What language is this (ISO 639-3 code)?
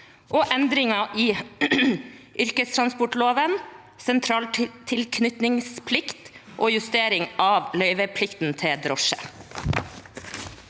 nor